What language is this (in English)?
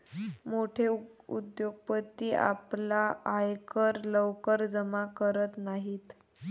Marathi